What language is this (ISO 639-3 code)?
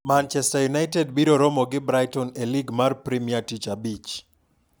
luo